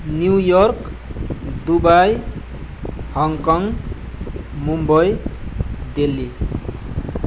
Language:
Nepali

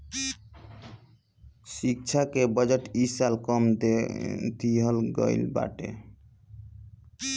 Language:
Bhojpuri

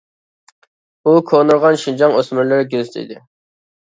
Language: Uyghur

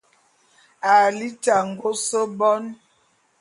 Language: Bulu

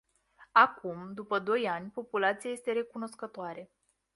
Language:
Romanian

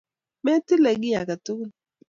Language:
Kalenjin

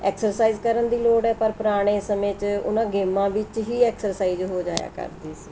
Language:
Punjabi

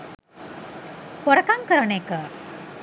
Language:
Sinhala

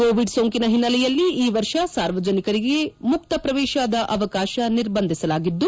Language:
Kannada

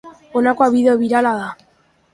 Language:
Basque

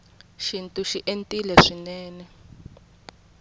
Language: Tsonga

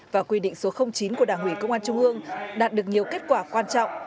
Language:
Vietnamese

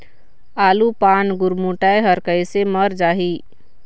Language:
Chhattisgarhi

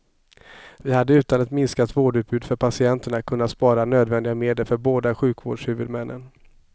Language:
Swedish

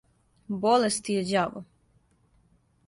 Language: Serbian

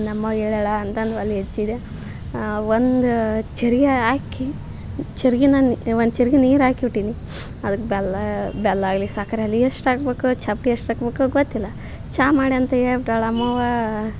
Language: Kannada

